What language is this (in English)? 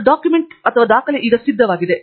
Kannada